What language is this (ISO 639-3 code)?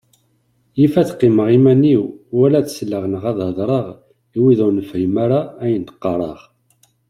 kab